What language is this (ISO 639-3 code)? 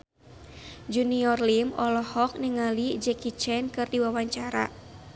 sun